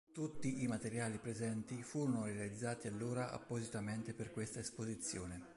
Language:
Italian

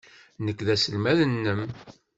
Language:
Kabyle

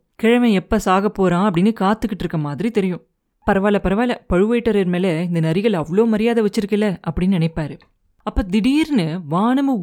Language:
Tamil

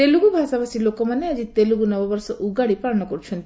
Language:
Odia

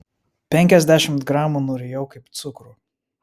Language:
Lithuanian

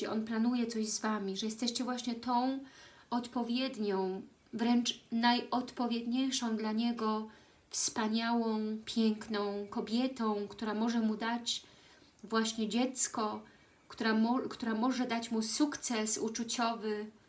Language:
Polish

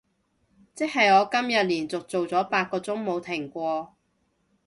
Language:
Cantonese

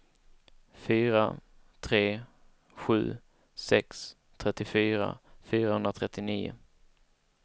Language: Swedish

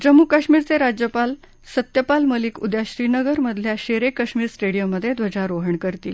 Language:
Marathi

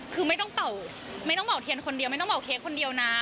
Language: Thai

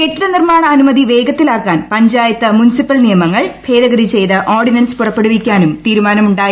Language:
Malayalam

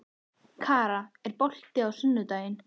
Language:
Icelandic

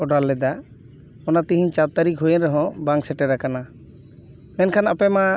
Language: Santali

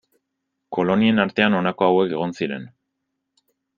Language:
Basque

